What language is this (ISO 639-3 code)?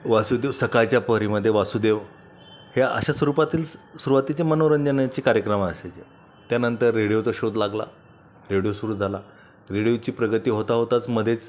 mar